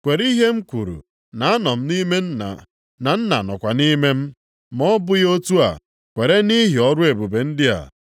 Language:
Igbo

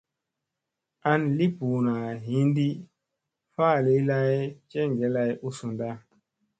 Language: Musey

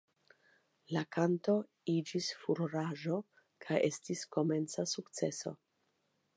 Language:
Esperanto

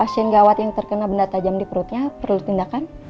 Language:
Indonesian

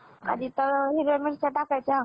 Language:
Marathi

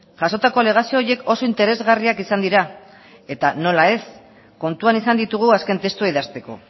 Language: Basque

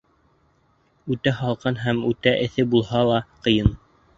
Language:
Bashkir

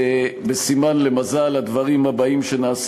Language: Hebrew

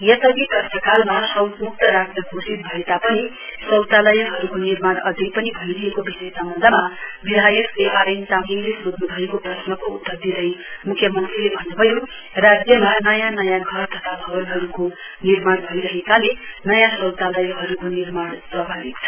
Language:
Nepali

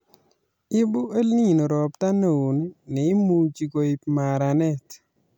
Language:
Kalenjin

